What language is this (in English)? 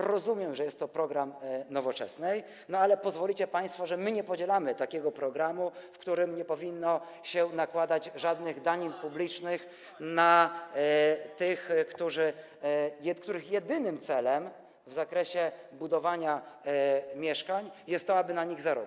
Polish